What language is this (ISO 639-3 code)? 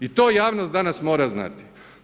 hrv